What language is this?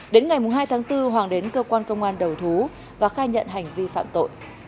Vietnamese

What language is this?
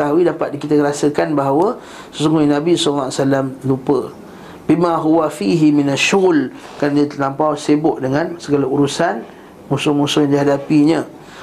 Malay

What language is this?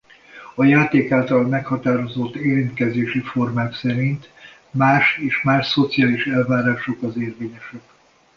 Hungarian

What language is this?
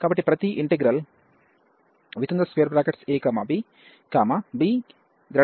Telugu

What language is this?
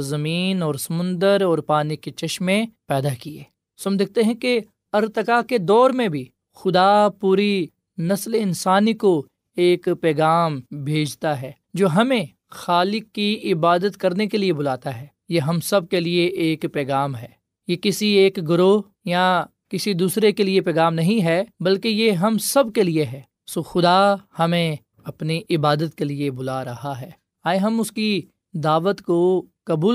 Urdu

